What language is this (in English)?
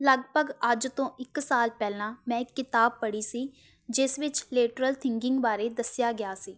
Punjabi